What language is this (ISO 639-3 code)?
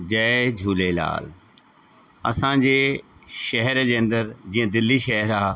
snd